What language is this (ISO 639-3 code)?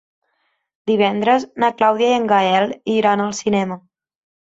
cat